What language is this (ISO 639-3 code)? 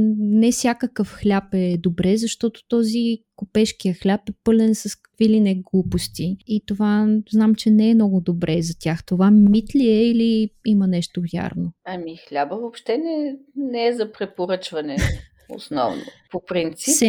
bul